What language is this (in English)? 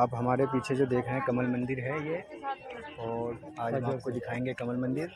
Hindi